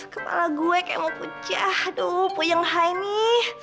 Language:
Indonesian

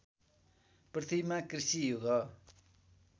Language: Nepali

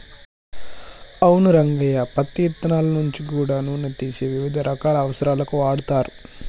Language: Telugu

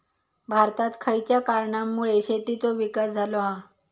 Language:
Marathi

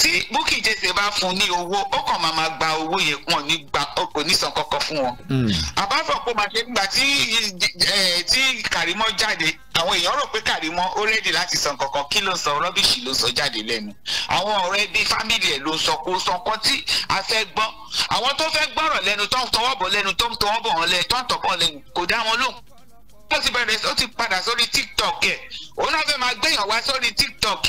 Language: English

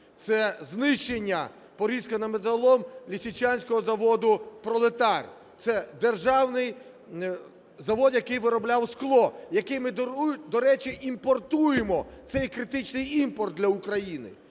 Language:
Ukrainian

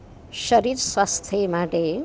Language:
Gujarati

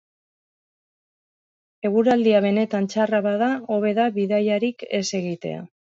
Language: Basque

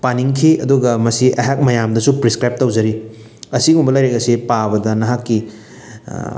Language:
Manipuri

